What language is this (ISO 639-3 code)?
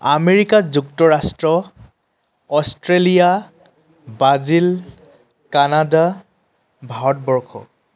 asm